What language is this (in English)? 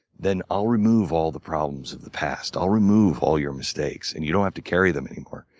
English